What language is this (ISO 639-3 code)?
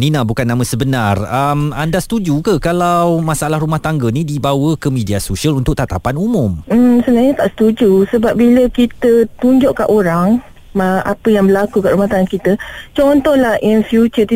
msa